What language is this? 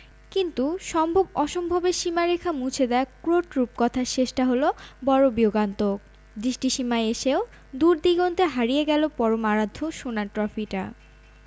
Bangla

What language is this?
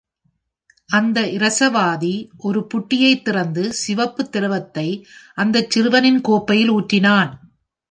Tamil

